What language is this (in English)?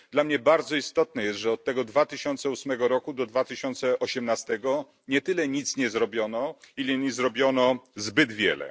Polish